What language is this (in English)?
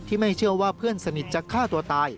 Thai